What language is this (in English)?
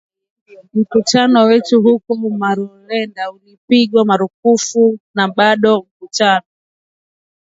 Swahili